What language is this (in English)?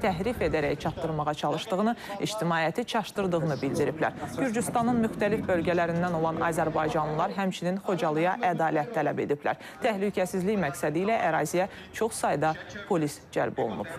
Turkish